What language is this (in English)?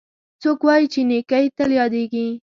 Pashto